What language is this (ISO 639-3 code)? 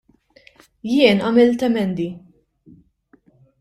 mlt